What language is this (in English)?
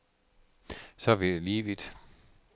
Danish